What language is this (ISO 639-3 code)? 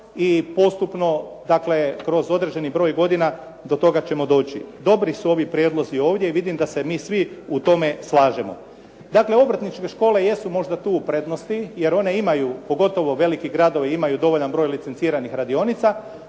hrv